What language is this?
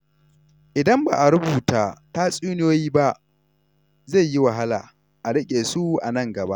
Hausa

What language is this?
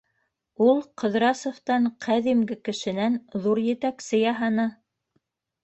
Bashkir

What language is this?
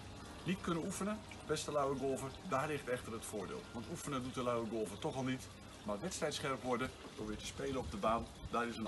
Dutch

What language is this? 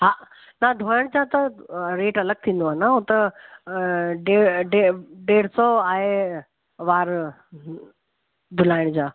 Sindhi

